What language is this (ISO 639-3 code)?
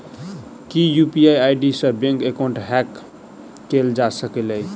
mai